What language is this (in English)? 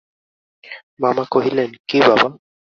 Bangla